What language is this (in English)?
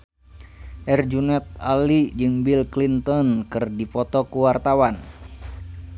Sundanese